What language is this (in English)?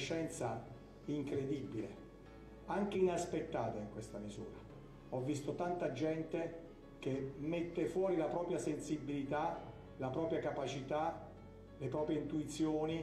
Italian